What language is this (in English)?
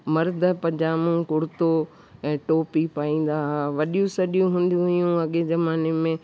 Sindhi